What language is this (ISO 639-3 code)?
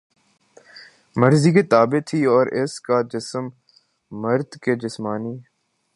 urd